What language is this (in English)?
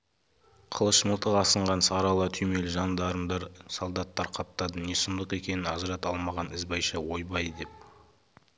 Kazakh